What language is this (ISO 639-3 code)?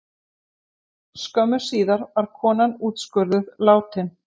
isl